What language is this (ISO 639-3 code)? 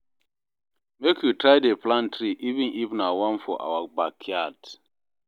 pcm